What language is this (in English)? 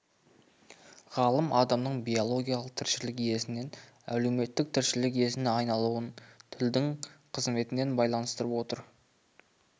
Kazakh